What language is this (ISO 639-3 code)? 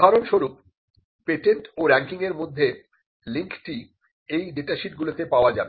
ben